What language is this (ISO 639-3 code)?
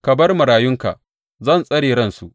hau